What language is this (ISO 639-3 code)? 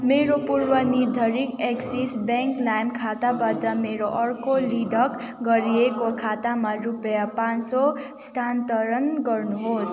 nep